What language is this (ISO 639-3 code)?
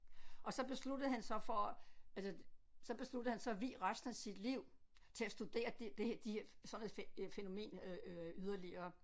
dan